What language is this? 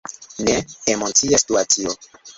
Esperanto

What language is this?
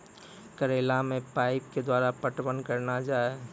Maithili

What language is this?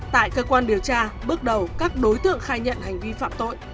Vietnamese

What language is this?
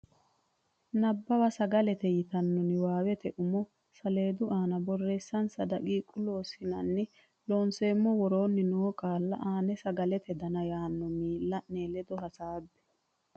Sidamo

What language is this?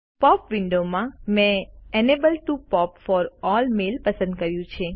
Gujarati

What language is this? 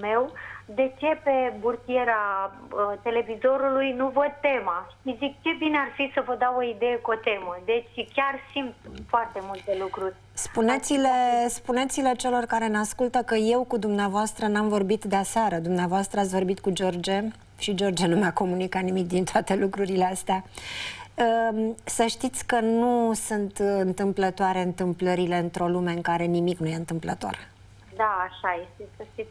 Romanian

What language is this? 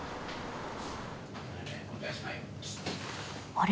Japanese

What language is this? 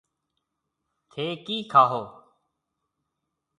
Marwari (Pakistan)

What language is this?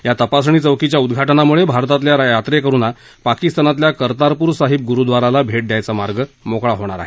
Marathi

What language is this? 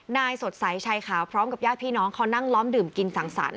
Thai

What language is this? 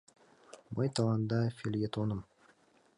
Mari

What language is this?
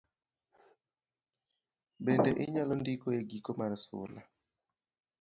Luo (Kenya and Tanzania)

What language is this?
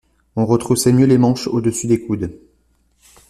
French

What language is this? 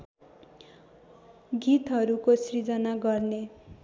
Nepali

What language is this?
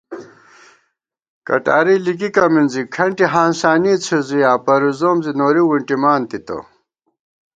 Gawar-Bati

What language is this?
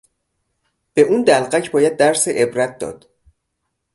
Persian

